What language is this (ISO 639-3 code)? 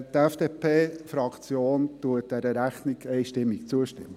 gsw